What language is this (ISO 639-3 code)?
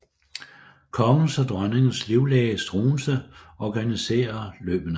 dan